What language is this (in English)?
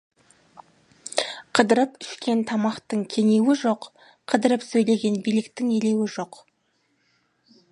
Kazakh